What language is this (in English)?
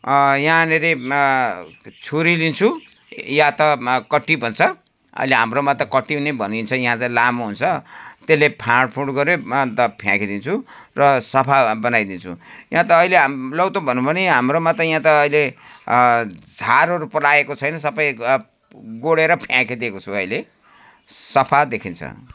Nepali